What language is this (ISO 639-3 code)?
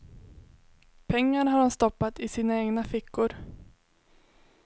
swe